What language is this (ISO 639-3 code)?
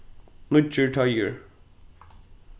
fao